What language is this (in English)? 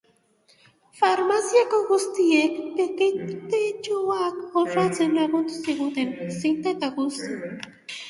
Basque